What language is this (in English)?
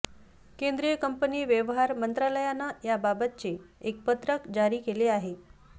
Marathi